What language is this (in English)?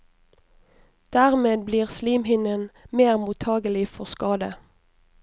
Norwegian